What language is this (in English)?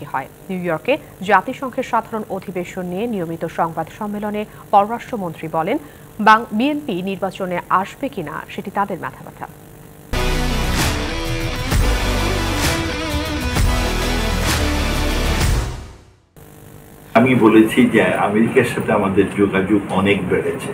Romanian